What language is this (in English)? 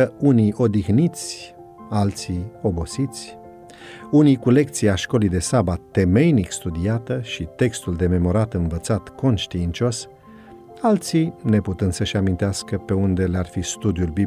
Romanian